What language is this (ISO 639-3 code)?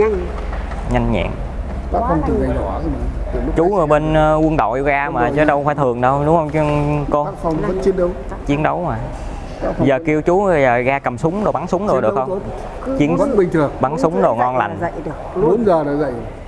vie